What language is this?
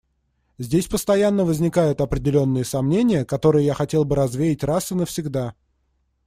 Russian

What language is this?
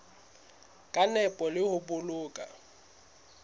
Southern Sotho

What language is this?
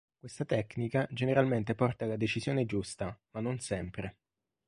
Italian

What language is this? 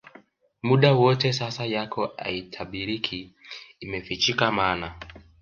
Swahili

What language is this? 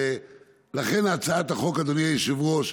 Hebrew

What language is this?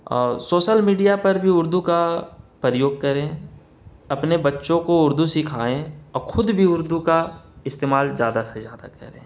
Urdu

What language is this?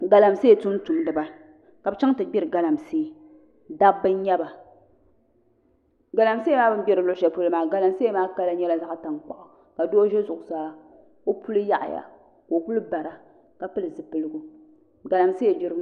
Dagbani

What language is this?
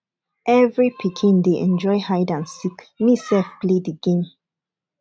Nigerian Pidgin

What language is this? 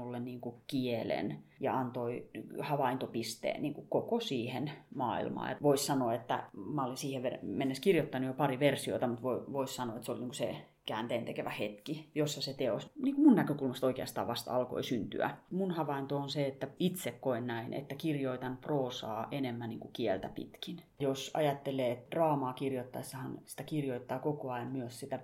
Finnish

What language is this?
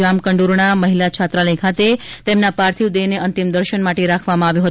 Gujarati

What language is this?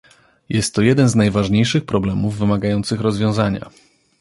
Polish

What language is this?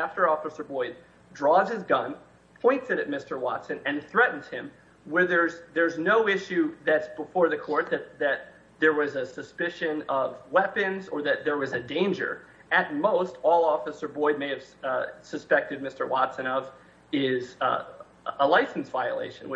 English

